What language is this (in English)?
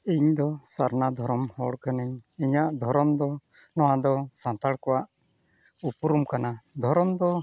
Santali